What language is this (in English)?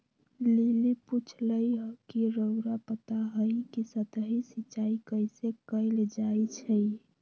Magahi